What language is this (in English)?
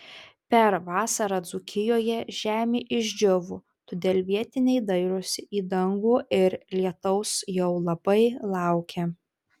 Lithuanian